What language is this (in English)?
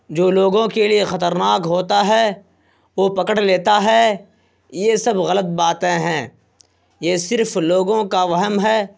Urdu